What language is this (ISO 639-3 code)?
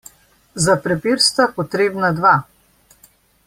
slv